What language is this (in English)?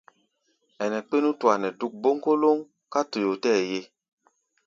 Gbaya